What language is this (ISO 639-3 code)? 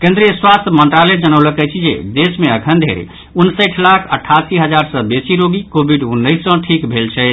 mai